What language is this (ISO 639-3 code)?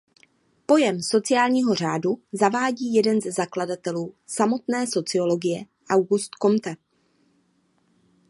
ces